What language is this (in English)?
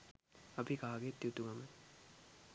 Sinhala